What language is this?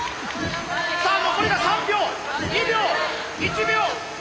Japanese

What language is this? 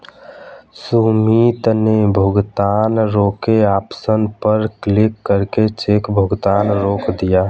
Hindi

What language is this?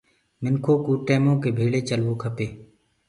Gurgula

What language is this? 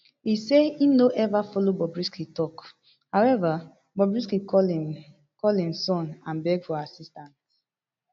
Nigerian Pidgin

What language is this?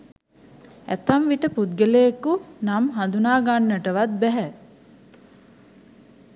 Sinhala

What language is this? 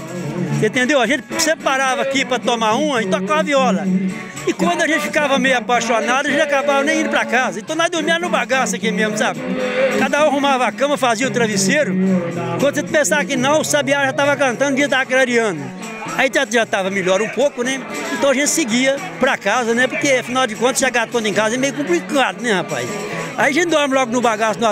Portuguese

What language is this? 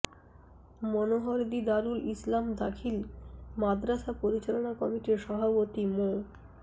Bangla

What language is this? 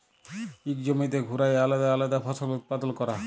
Bangla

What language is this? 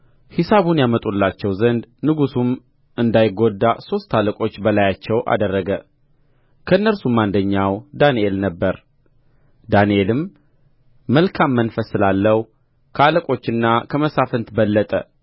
Amharic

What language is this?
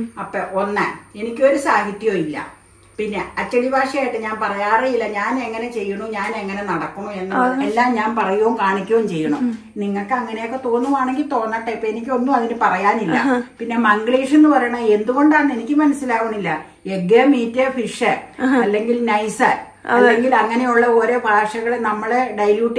Malayalam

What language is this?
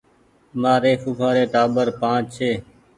Goaria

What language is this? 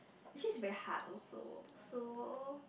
English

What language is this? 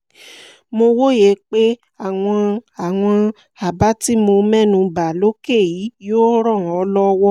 Yoruba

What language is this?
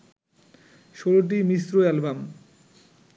Bangla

